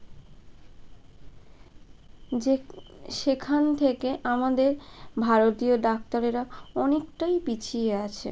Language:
Bangla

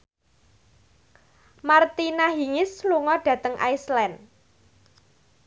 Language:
Javanese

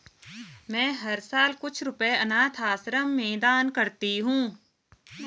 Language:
Hindi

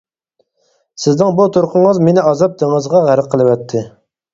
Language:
Uyghur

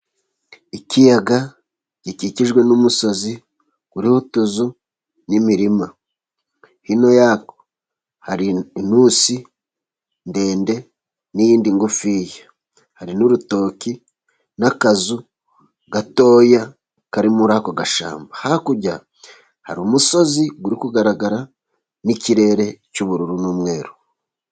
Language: Kinyarwanda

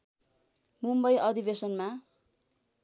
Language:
Nepali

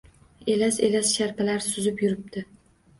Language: Uzbek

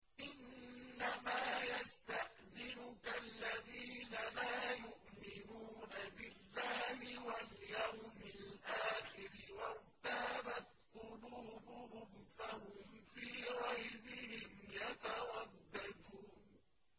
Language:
Arabic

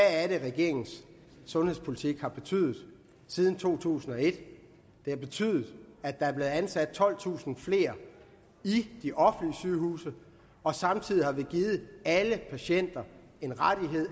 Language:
Danish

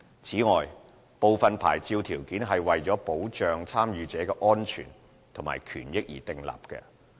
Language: Cantonese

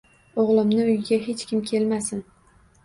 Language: Uzbek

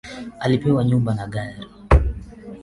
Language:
Swahili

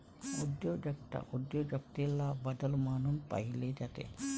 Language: Marathi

